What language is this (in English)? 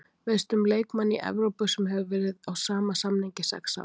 Icelandic